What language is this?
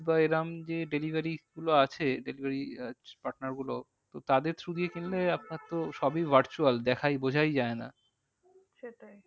Bangla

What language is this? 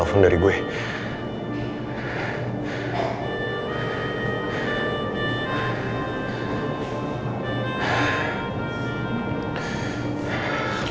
Indonesian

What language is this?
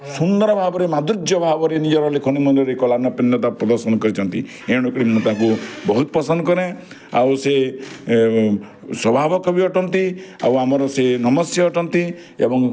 Odia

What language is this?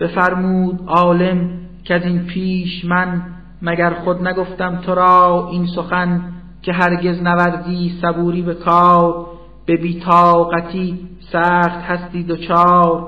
Persian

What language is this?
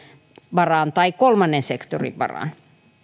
Finnish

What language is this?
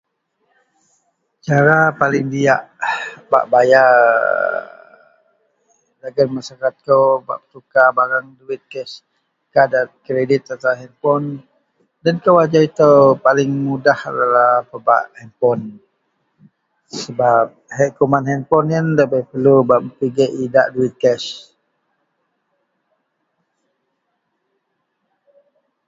Central Melanau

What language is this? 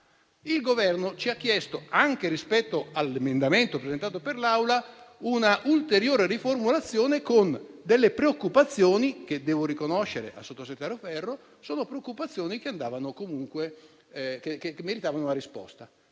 Italian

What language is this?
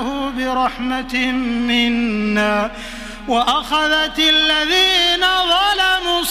Arabic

